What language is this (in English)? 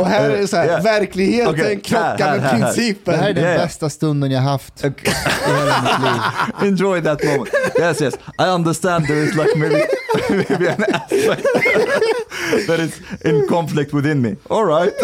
Swedish